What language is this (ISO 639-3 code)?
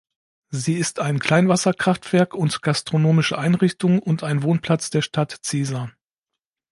deu